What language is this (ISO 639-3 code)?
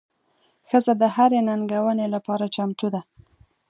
pus